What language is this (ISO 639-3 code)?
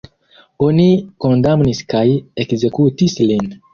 epo